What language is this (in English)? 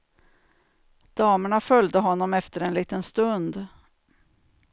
Swedish